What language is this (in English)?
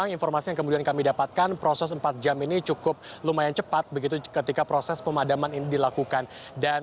Indonesian